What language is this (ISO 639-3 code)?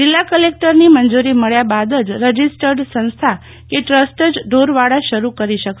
guj